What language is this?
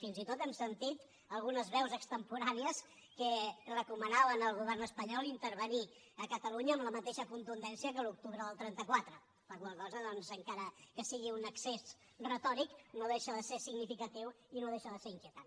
Catalan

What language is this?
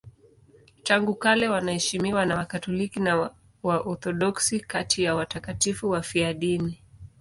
Swahili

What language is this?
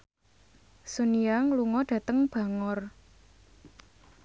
Javanese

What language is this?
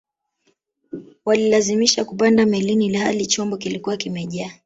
Swahili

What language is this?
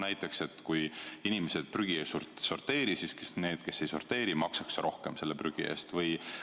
Estonian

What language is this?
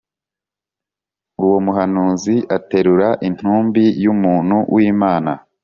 Kinyarwanda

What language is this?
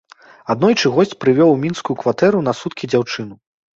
Belarusian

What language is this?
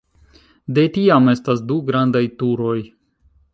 Esperanto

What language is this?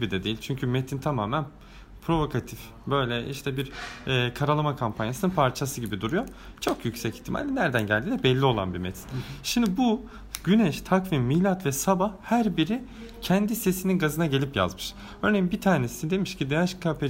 Turkish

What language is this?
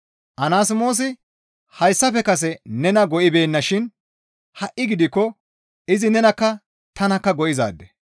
Gamo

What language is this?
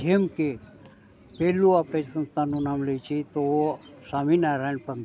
Gujarati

